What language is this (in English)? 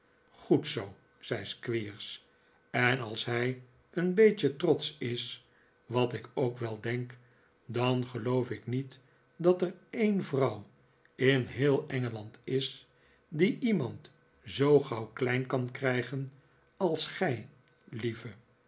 Dutch